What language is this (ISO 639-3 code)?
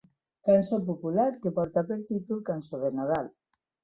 cat